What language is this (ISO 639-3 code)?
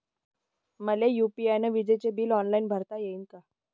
mar